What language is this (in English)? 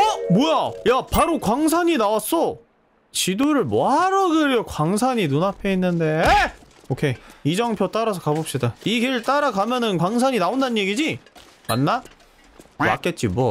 Korean